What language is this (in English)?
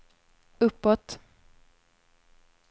Swedish